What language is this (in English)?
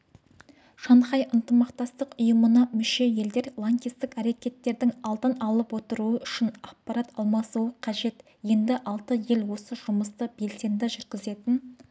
Kazakh